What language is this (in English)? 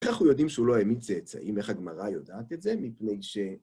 Hebrew